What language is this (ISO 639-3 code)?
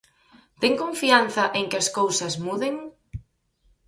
glg